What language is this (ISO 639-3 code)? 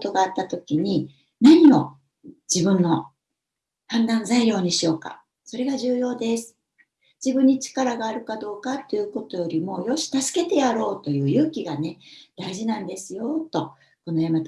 jpn